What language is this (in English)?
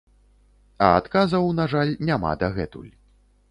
Belarusian